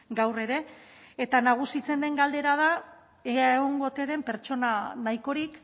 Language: Basque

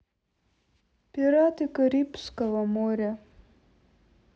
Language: Russian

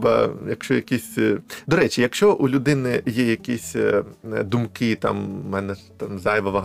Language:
Ukrainian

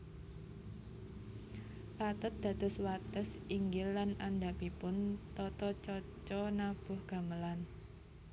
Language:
Javanese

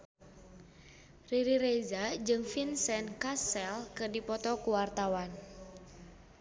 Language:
Sundanese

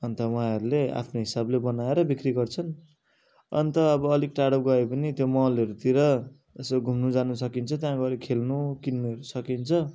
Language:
Nepali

